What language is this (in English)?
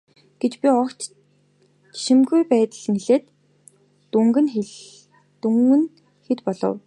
Mongolian